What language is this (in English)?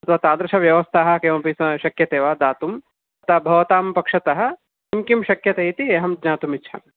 Sanskrit